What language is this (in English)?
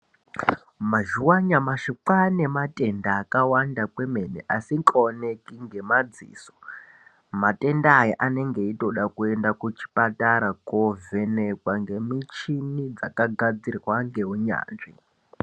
Ndau